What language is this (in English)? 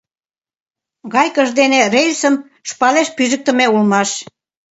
Mari